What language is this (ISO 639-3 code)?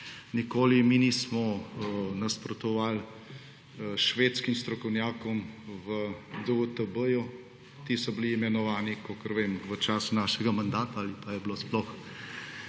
slv